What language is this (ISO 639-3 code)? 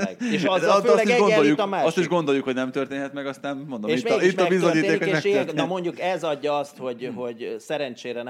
hun